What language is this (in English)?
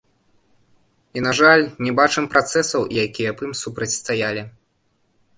Belarusian